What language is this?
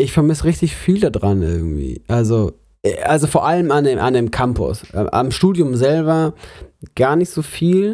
German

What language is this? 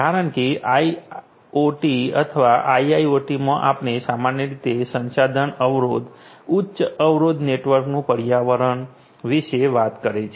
Gujarati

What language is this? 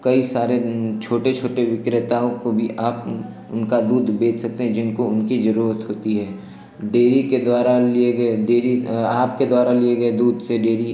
Hindi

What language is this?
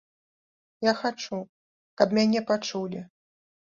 Belarusian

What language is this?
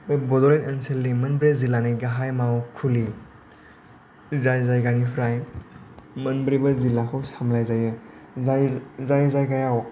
Bodo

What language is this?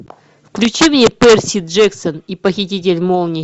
Russian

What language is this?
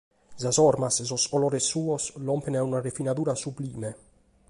Sardinian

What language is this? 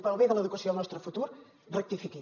Catalan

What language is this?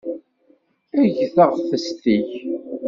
Kabyle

